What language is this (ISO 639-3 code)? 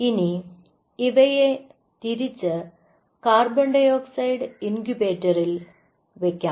mal